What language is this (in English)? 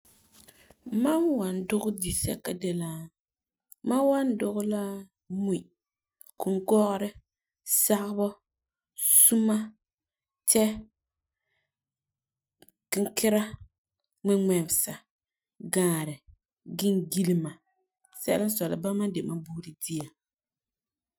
Frafra